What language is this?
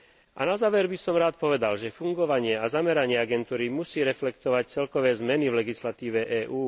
Slovak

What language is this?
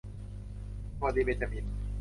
Thai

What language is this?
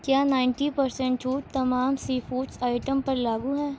Urdu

